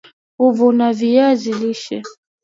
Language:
Swahili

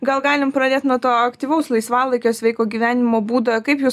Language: Lithuanian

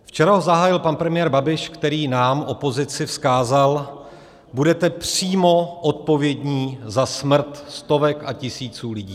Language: Czech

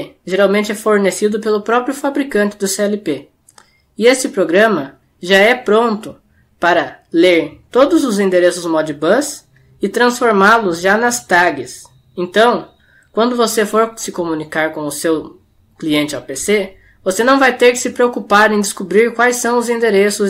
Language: Portuguese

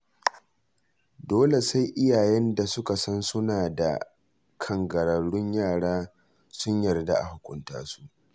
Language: Hausa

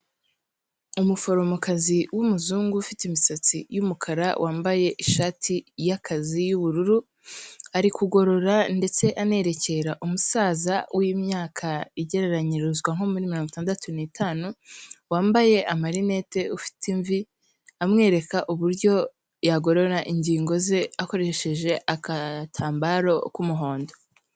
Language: Kinyarwanda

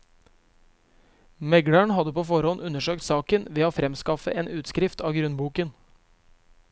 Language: Norwegian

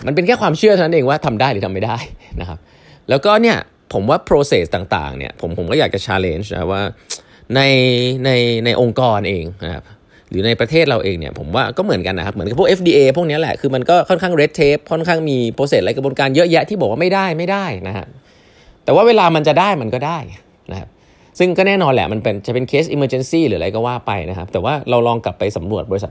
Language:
Thai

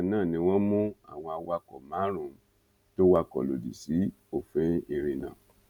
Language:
Yoruba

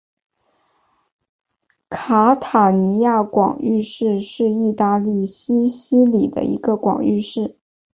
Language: Chinese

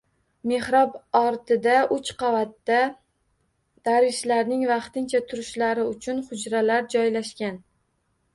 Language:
Uzbek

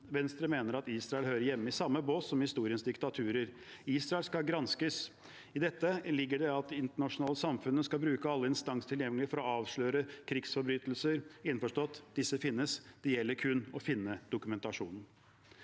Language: Norwegian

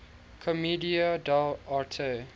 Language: English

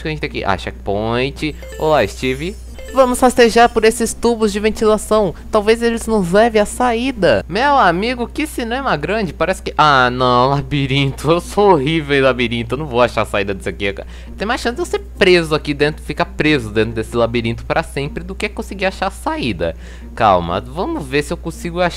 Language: Portuguese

